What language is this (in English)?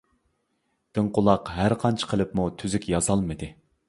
Uyghur